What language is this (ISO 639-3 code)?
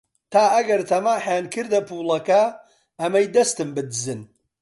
ckb